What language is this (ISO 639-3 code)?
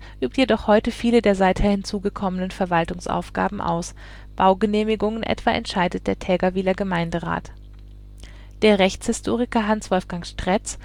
deu